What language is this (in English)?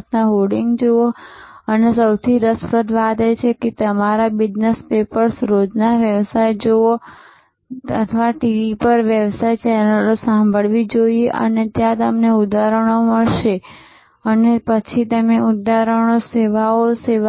Gujarati